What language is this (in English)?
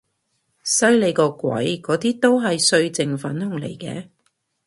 Cantonese